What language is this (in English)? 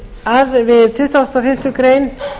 Icelandic